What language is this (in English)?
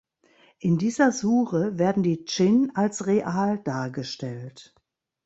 German